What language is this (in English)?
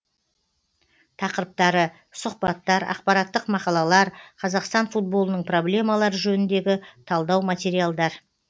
Kazakh